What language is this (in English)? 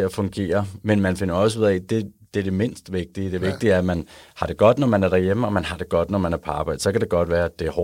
Danish